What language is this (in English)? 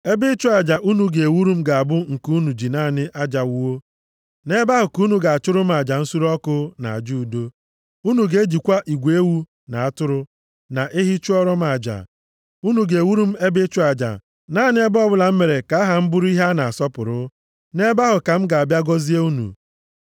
Igbo